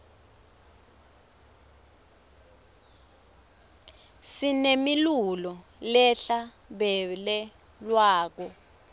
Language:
Swati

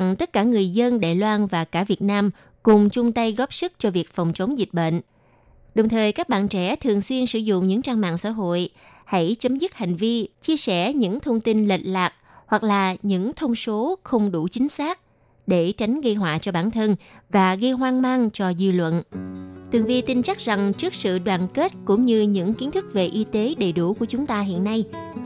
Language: Vietnamese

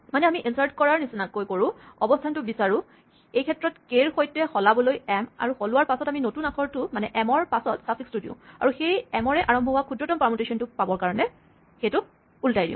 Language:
Assamese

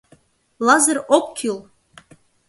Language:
Mari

